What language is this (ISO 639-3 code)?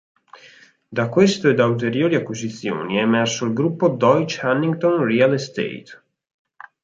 ita